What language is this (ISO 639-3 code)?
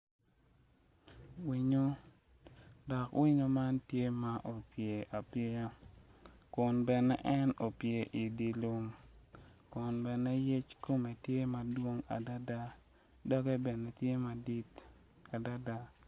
ach